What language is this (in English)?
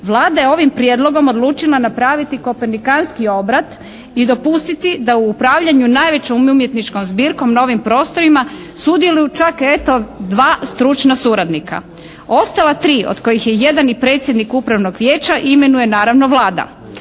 Croatian